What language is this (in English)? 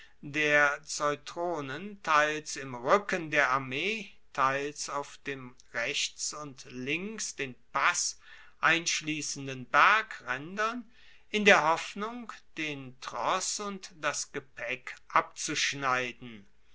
German